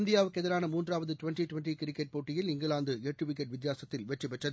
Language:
Tamil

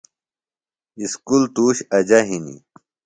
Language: Phalura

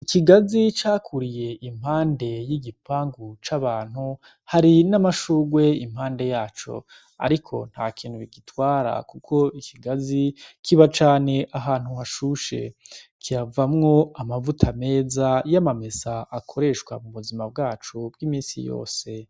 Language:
Rundi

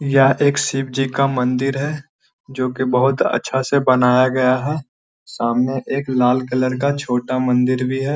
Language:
Magahi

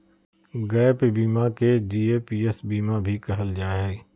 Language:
Magahi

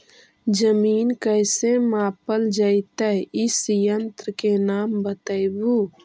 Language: Magahi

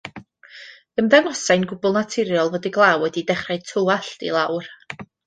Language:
Welsh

